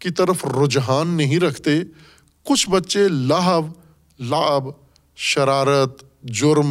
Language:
Urdu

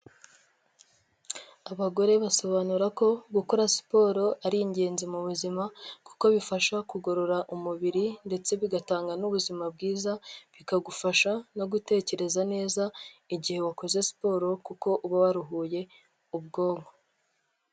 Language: Kinyarwanda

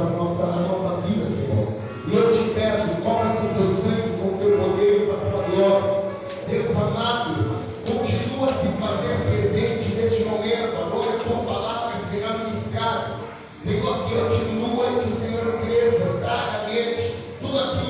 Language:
Portuguese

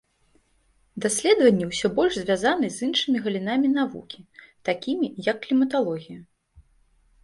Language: Belarusian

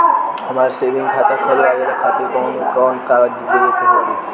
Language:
Bhojpuri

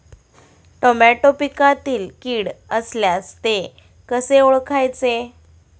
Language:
Marathi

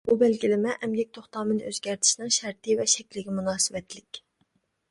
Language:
Uyghur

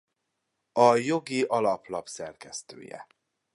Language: Hungarian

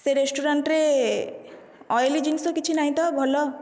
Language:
Odia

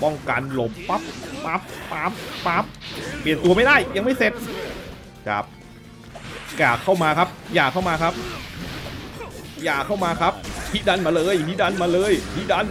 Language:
Thai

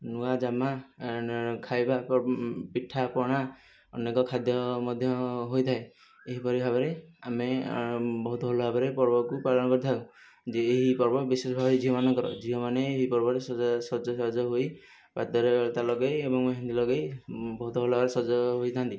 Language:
Odia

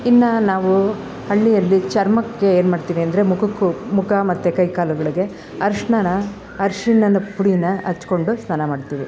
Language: Kannada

